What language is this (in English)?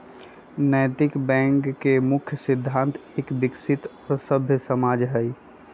Magahi